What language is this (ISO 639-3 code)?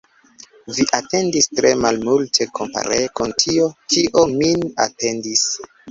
epo